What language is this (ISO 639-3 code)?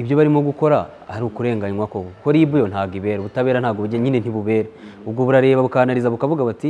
ron